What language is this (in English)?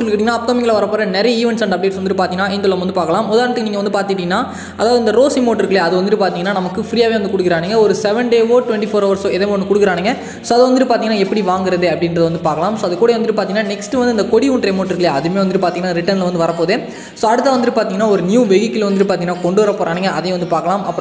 Romanian